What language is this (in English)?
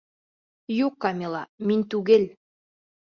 Bashkir